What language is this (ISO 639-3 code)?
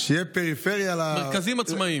heb